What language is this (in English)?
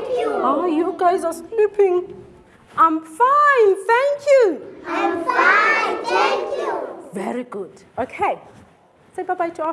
English